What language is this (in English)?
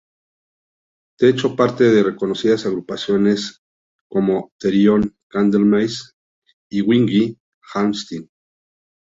Spanish